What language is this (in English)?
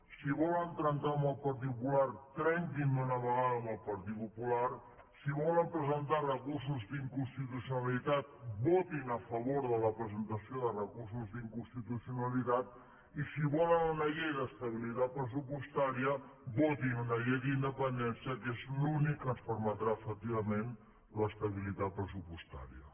Catalan